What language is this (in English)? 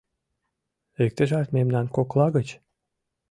Mari